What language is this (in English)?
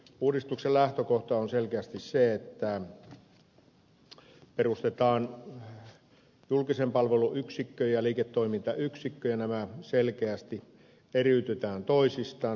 Finnish